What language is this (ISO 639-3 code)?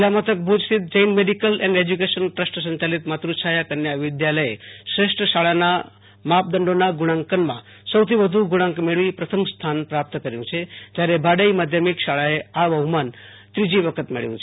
guj